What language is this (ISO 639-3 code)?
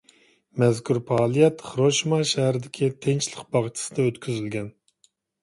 uig